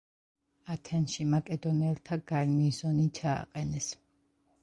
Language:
Georgian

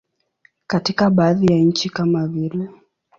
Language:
Swahili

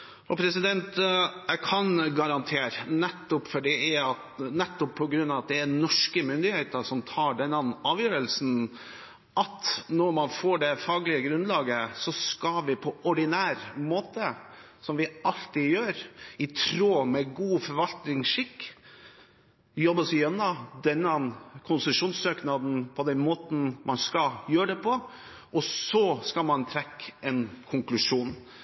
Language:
Norwegian Bokmål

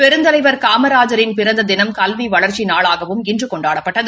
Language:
Tamil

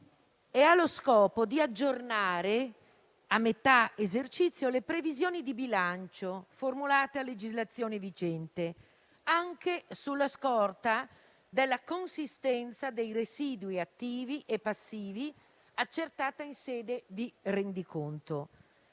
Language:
Italian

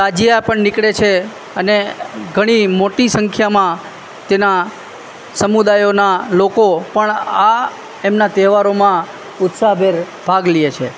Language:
Gujarati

